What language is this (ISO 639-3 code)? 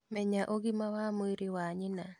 kik